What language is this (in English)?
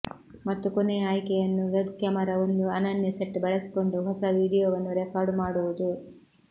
Kannada